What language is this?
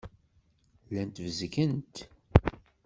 Kabyle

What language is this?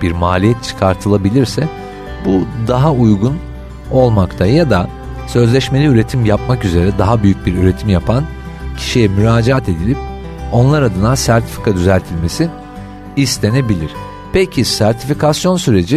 Turkish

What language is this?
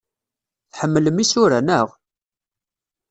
Kabyle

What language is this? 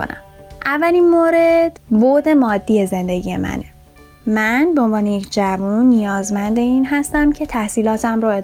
Persian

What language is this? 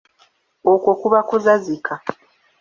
Ganda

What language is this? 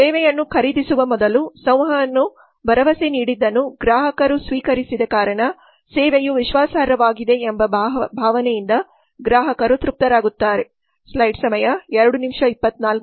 Kannada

